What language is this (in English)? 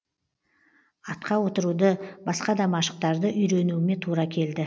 Kazakh